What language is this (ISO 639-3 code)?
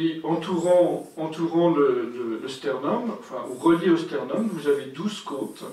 fra